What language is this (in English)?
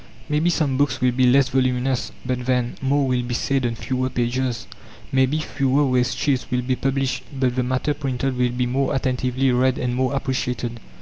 English